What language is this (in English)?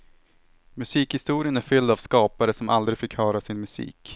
Swedish